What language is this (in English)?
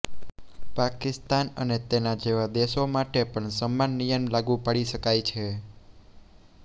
Gujarati